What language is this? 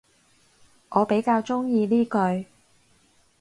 Cantonese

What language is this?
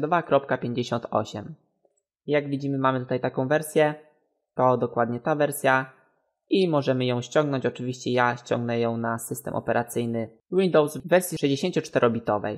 Polish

